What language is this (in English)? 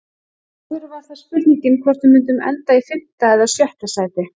Icelandic